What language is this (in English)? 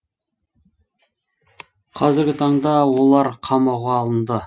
Kazakh